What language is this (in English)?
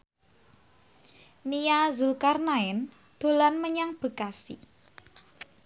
Javanese